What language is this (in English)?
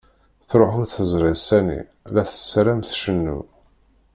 Kabyle